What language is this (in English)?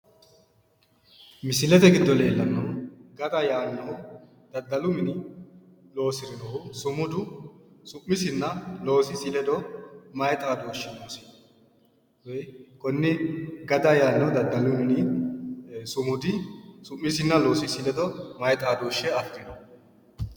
Sidamo